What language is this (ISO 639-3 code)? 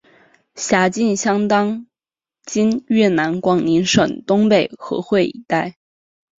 zho